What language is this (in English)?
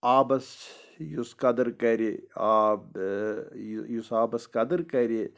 Kashmiri